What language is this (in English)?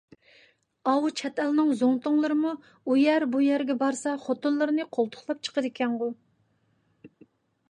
Uyghur